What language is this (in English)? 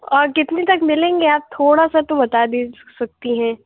Urdu